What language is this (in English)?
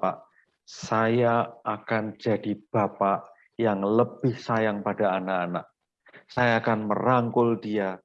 Indonesian